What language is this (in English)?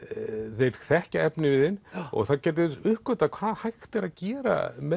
Icelandic